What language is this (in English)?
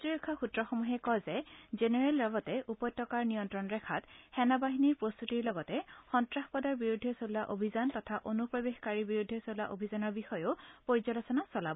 Assamese